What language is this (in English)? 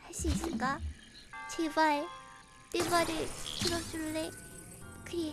Korean